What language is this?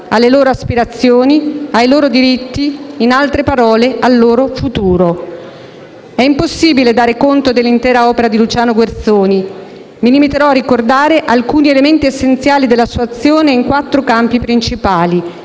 Italian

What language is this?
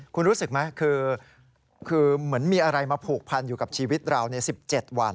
Thai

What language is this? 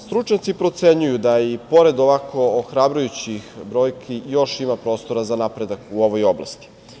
Serbian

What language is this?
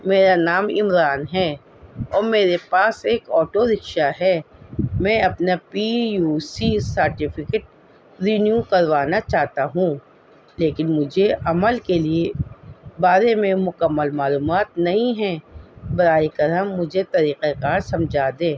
Urdu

